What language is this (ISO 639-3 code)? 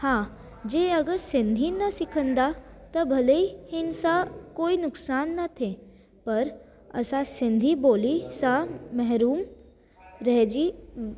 snd